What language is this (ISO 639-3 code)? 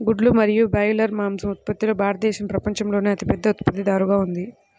tel